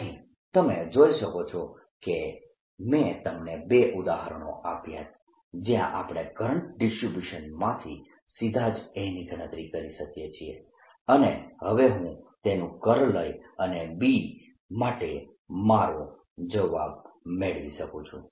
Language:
Gujarati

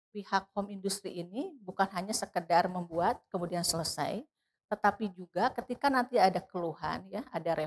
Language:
Indonesian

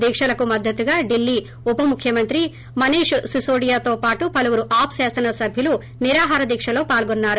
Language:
Telugu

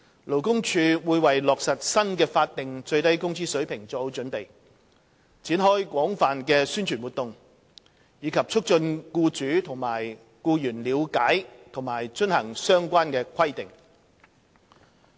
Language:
Cantonese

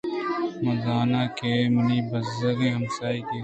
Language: Eastern Balochi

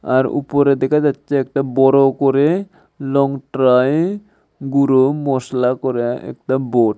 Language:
Bangla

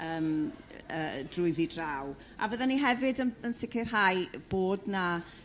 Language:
Welsh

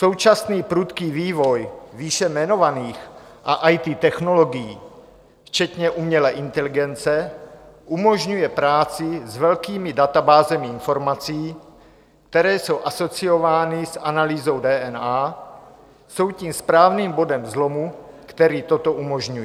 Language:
Czech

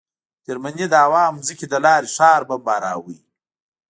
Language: Pashto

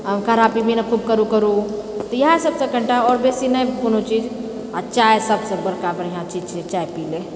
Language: Maithili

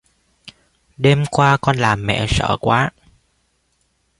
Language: Vietnamese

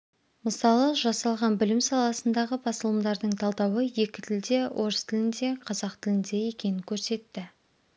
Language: Kazakh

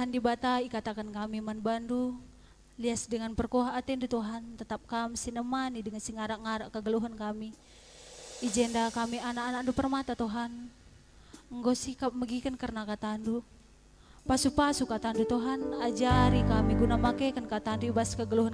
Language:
Indonesian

